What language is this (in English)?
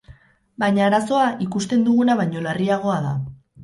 Basque